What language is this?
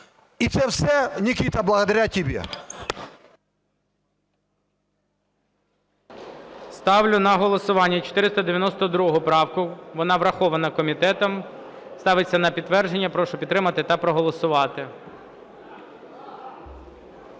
Ukrainian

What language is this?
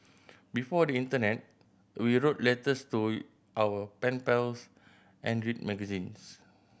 English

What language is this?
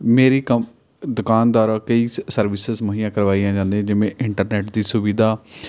Punjabi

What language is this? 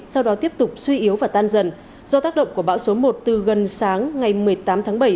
Vietnamese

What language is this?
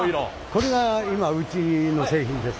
Japanese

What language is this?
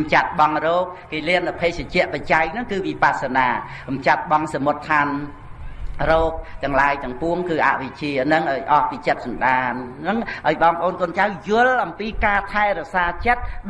Vietnamese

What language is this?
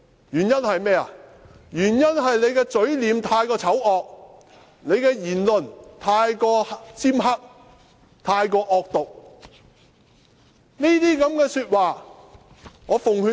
Cantonese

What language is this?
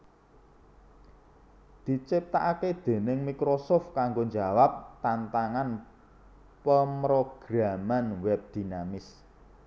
Javanese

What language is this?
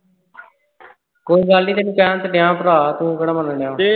Punjabi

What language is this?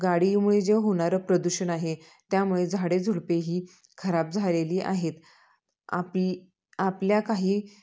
Marathi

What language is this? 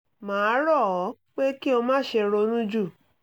Yoruba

